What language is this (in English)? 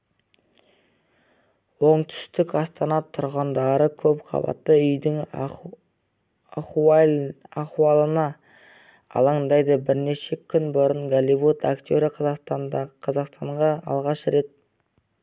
Kazakh